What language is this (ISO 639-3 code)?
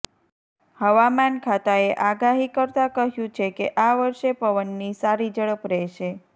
guj